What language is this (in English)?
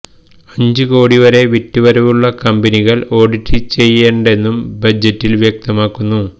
Malayalam